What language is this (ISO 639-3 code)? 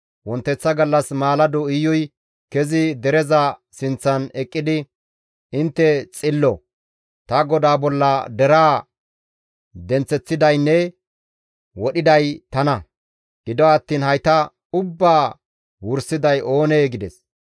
gmv